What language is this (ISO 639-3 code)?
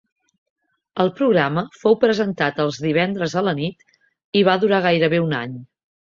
cat